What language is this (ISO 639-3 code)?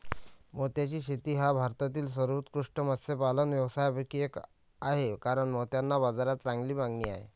mar